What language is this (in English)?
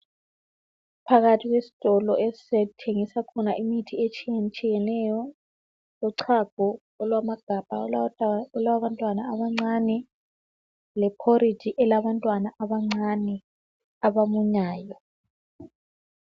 North Ndebele